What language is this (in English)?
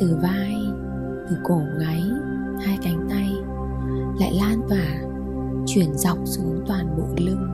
Vietnamese